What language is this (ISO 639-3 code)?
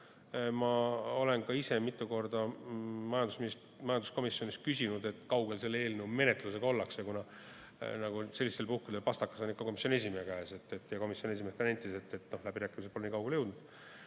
est